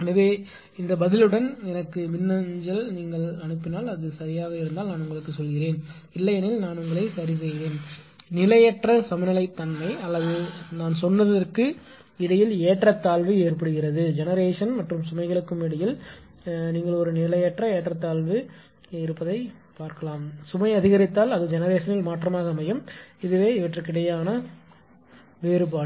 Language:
Tamil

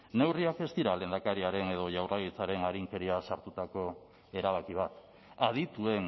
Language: Basque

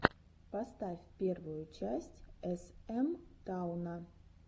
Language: Russian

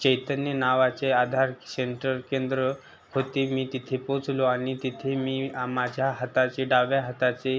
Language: Marathi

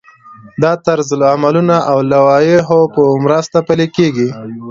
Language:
Pashto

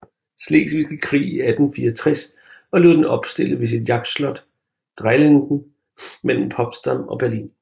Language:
Danish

